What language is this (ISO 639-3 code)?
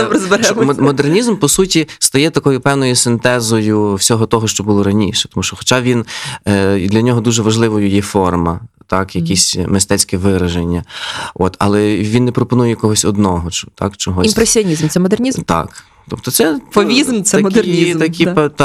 ukr